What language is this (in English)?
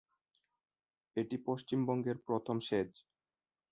Bangla